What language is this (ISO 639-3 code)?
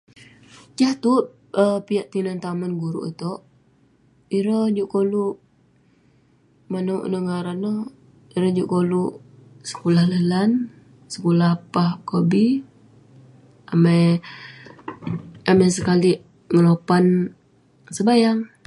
pne